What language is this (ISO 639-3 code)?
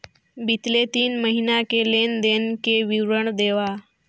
hne